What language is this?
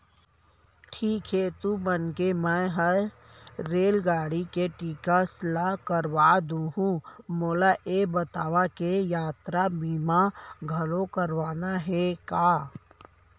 Chhattisgarhi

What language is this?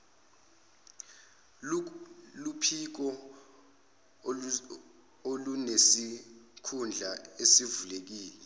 Zulu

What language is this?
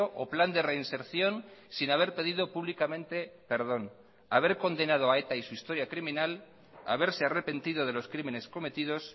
Spanish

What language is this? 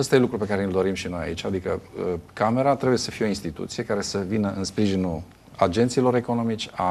Romanian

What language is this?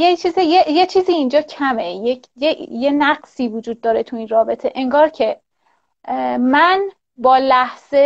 Persian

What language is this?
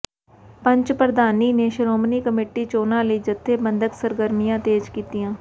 Punjabi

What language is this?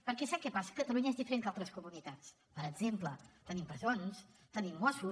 Catalan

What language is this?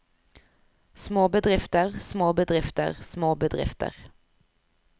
Norwegian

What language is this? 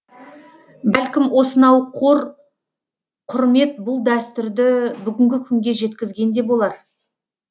Kazakh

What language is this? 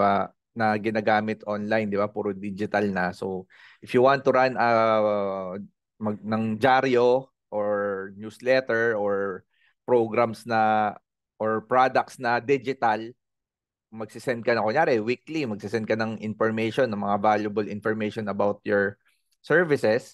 Filipino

